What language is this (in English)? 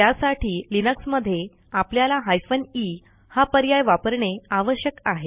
Marathi